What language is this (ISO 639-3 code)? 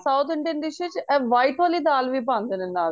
pan